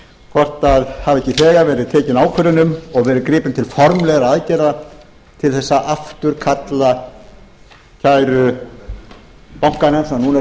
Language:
Icelandic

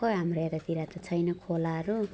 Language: Nepali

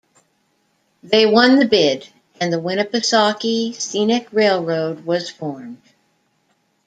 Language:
English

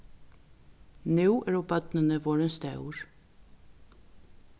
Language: Faroese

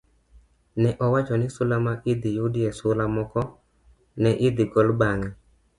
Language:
Luo (Kenya and Tanzania)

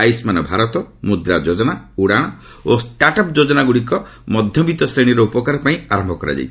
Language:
Odia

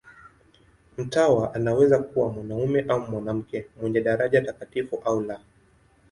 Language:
Swahili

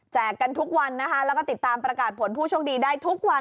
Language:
Thai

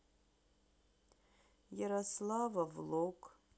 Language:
Russian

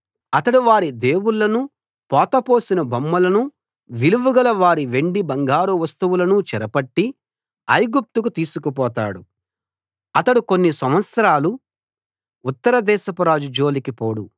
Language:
Telugu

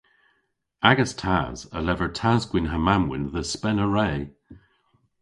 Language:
Cornish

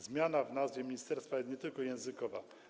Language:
Polish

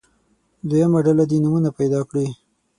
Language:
Pashto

